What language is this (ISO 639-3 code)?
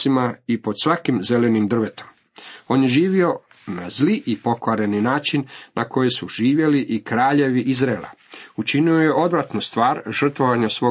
hrv